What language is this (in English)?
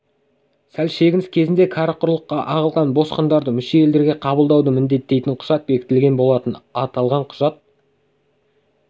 Kazakh